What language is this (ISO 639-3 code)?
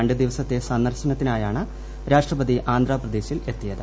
mal